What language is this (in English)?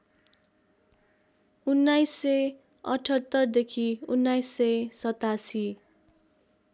Nepali